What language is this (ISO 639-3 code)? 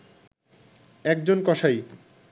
ben